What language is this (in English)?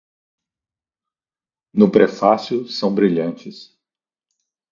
Portuguese